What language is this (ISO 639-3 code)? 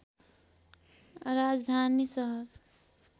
nep